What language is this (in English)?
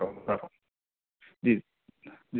Urdu